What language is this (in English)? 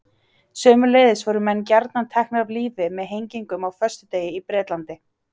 Icelandic